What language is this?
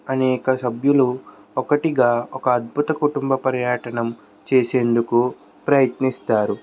Telugu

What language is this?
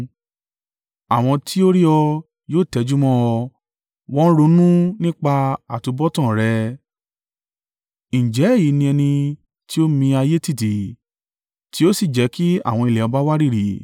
Yoruba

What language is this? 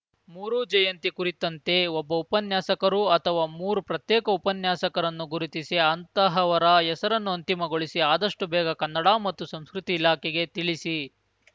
Kannada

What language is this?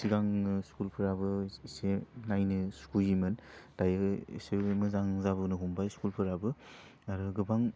Bodo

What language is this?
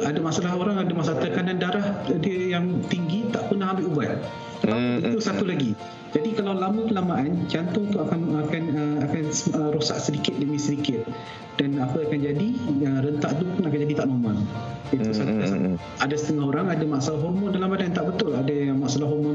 Malay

